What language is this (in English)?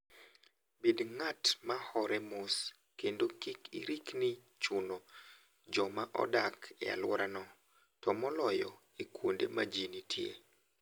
Luo (Kenya and Tanzania)